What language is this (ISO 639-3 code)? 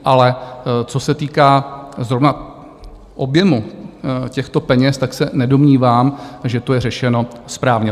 ces